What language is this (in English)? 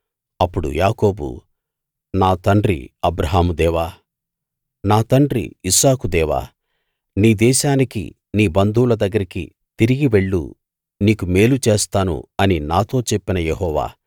Telugu